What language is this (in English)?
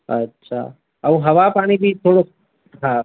Sindhi